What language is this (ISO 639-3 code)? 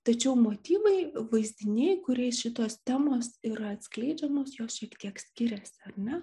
lit